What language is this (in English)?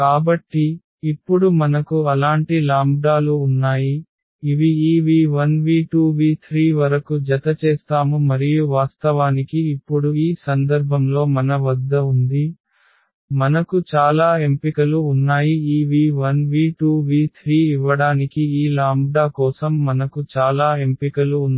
Telugu